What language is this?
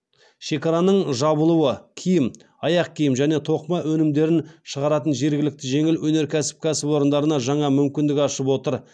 Kazakh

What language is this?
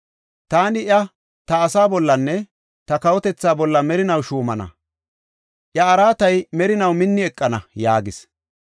Gofa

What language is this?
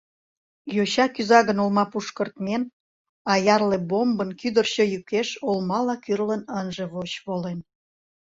Mari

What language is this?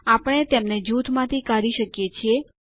Gujarati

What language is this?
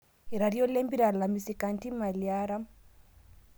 Masai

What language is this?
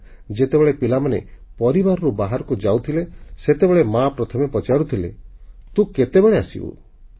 Odia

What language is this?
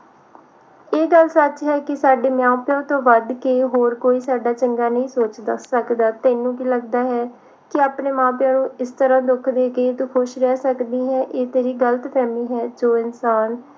Punjabi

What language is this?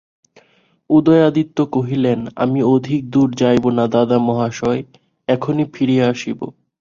Bangla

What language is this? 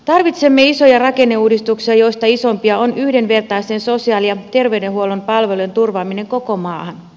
Finnish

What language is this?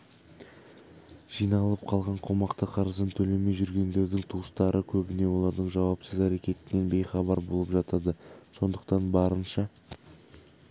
Kazakh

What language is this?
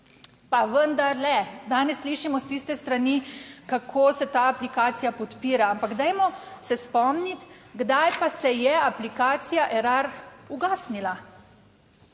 Slovenian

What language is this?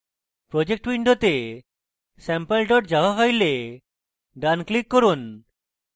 Bangla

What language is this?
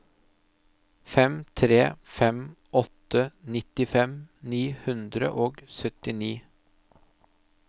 Norwegian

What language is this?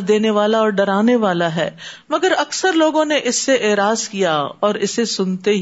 Urdu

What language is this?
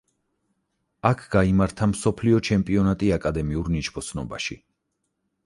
Georgian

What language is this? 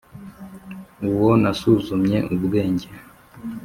Kinyarwanda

